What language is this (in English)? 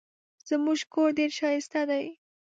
Pashto